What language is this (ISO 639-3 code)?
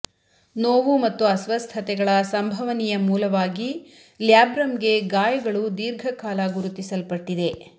kan